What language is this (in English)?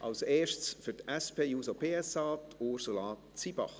Swiss German